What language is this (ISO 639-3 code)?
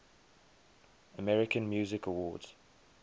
eng